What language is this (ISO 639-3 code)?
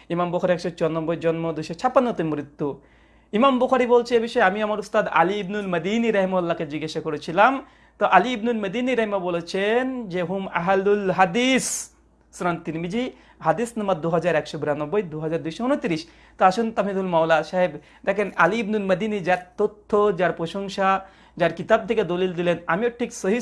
ben